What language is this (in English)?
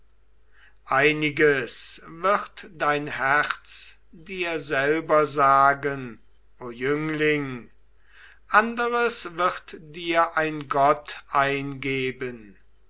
German